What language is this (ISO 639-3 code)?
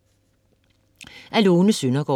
dan